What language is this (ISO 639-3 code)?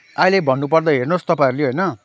nep